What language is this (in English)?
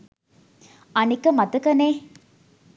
Sinhala